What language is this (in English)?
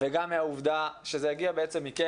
Hebrew